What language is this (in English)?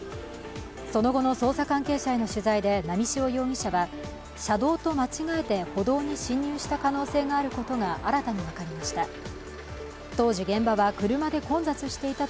Japanese